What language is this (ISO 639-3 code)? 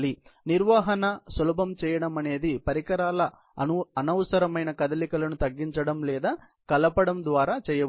tel